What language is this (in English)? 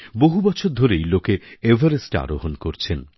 Bangla